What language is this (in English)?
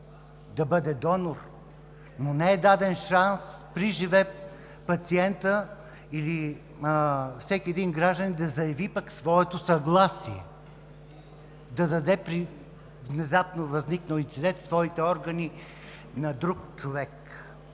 Bulgarian